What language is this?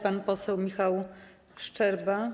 Polish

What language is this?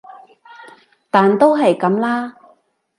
Cantonese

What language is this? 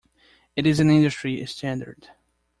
English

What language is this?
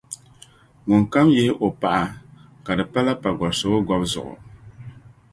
Dagbani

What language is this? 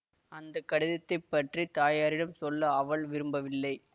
Tamil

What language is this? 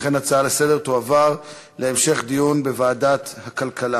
Hebrew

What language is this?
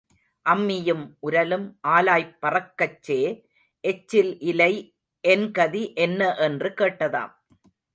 Tamil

